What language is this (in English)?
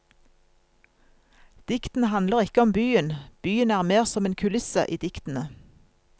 Norwegian